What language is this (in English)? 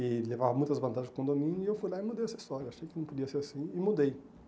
Portuguese